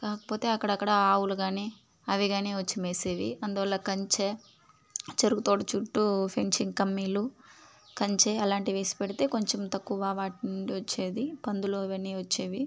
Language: Telugu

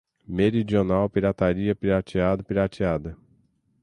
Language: Portuguese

